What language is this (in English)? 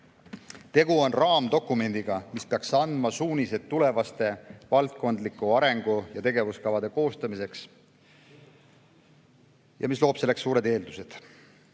Estonian